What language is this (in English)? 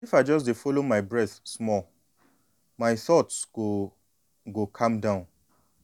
Nigerian Pidgin